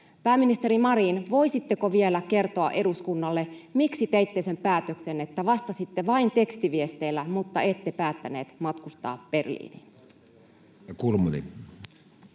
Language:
Finnish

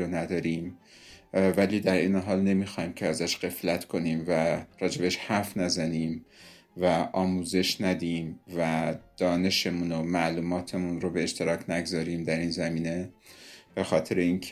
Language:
Persian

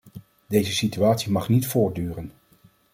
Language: Dutch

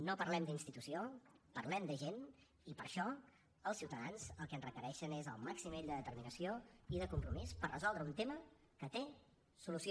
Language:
Catalan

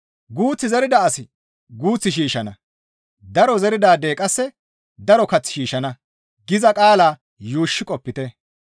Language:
Gamo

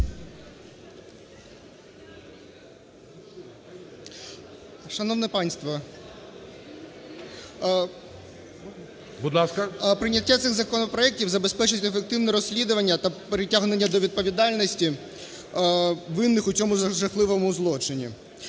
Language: Ukrainian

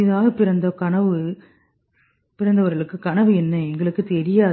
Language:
Tamil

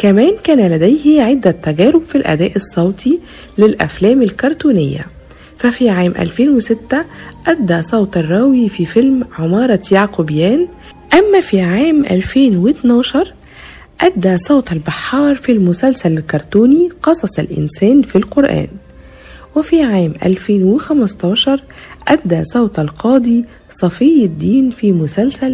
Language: Arabic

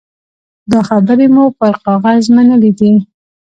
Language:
Pashto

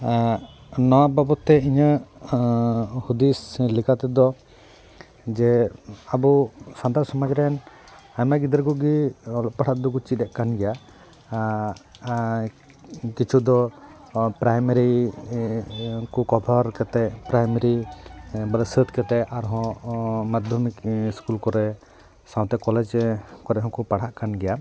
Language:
Santali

